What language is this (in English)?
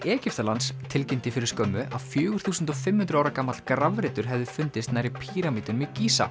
Icelandic